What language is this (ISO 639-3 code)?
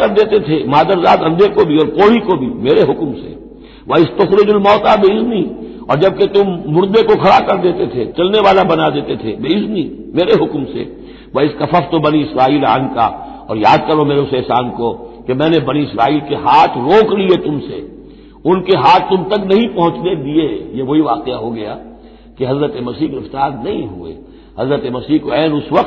hin